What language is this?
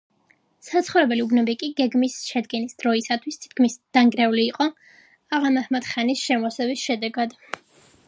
Georgian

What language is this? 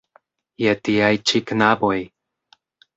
Esperanto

